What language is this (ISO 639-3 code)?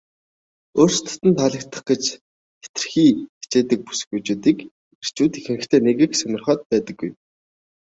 mon